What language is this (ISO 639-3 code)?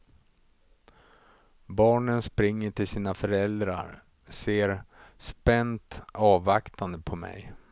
swe